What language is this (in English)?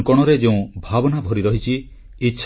Odia